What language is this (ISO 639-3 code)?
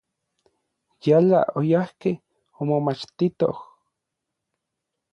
nlv